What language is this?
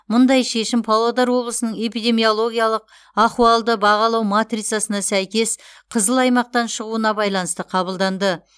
Kazakh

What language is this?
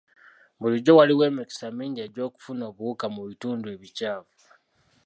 Ganda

